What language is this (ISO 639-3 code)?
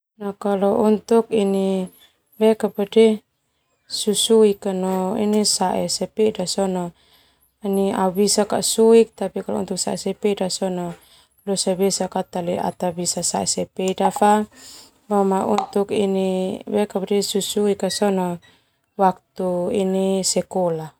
twu